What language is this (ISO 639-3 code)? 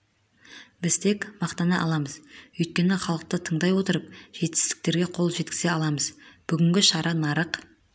kaz